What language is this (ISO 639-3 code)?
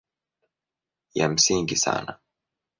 swa